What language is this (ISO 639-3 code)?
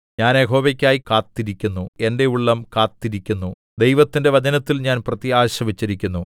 mal